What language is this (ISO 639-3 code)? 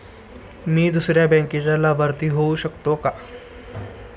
mar